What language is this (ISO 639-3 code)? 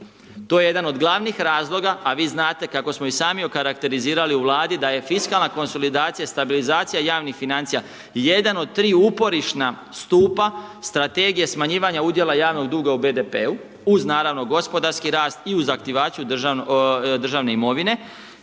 hrv